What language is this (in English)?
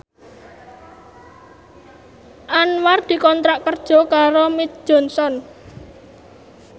Javanese